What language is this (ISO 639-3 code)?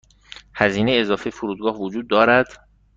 fas